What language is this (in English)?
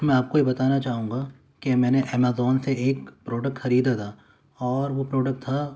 Urdu